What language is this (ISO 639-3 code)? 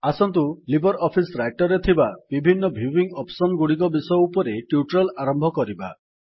ori